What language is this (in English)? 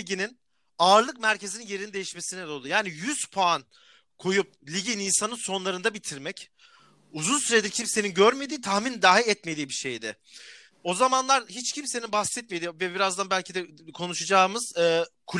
Turkish